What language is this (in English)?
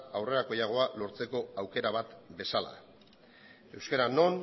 Basque